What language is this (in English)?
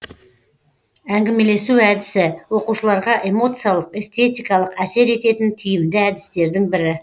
Kazakh